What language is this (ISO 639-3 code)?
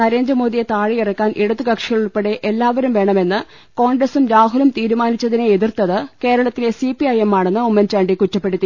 mal